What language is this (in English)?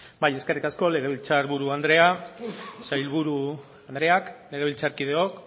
Basque